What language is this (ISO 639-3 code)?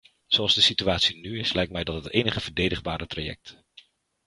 nld